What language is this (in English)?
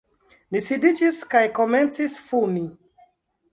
Esperanto